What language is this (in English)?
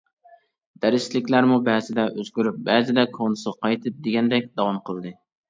Uyghur